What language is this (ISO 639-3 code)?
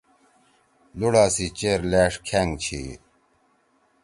trw